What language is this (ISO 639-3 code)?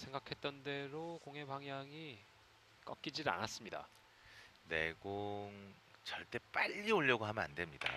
kor